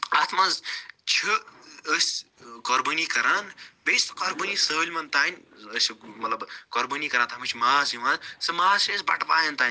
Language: Kashmiri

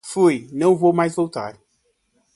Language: Portuguese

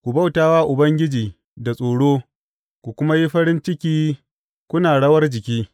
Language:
Hausa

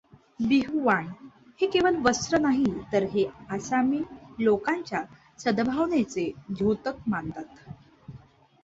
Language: Marathi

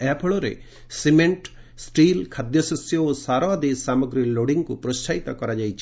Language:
Odia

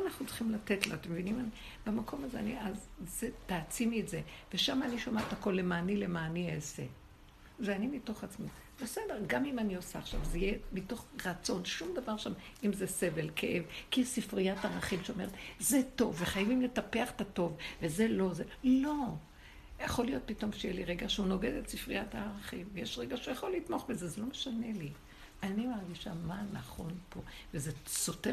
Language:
Hebrew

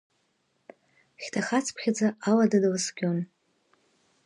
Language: Abkhazian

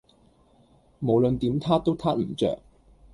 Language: Cantonese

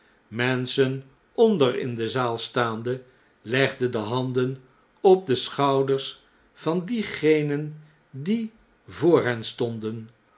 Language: Dutch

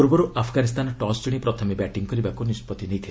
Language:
Odia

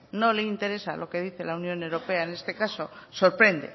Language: Spanish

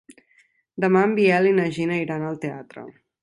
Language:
Catalan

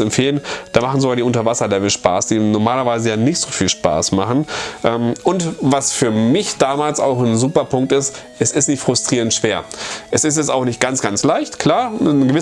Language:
German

